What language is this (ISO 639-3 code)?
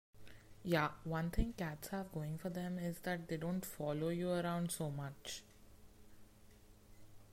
eng